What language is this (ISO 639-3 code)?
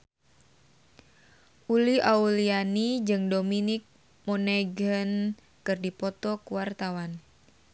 sun